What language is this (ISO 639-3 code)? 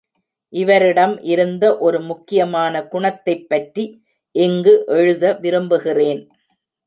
tam